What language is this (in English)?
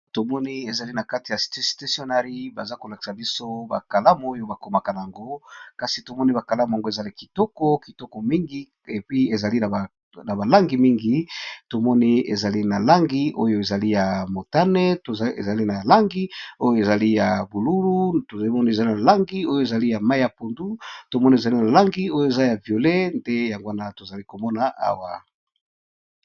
Lingala